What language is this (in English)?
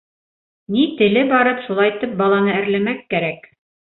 Bashkir